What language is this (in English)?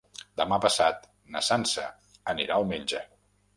Catalan